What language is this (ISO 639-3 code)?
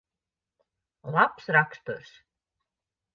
lav